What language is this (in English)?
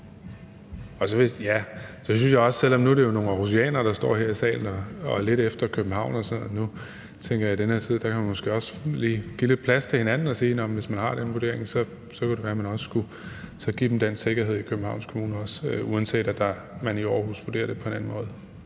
Danish